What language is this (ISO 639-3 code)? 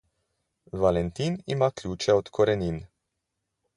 slv